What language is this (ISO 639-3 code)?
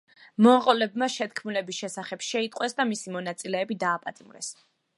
kat